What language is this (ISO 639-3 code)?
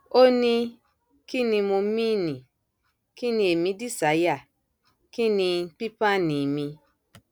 yor